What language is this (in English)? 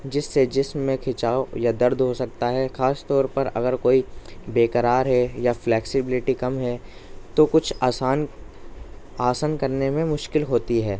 Urdu